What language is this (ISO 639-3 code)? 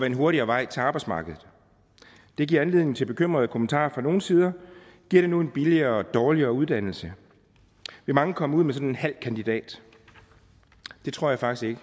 dan